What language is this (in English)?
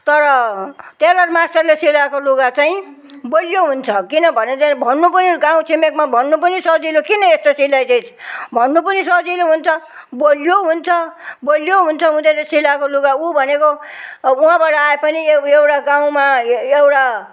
Nepali